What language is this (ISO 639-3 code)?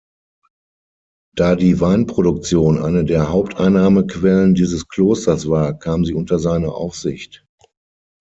deu